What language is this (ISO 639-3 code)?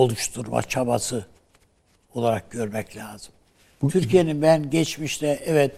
tur